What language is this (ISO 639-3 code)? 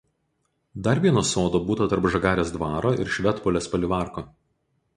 lit